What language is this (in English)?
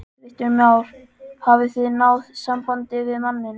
Icelandic